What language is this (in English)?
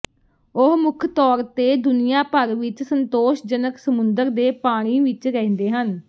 Punjabi